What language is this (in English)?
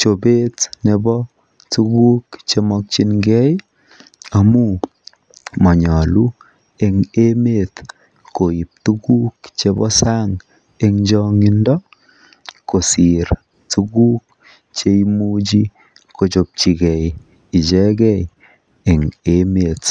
Kalenjin